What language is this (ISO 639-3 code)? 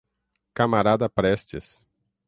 por